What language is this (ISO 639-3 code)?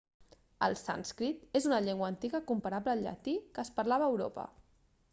cat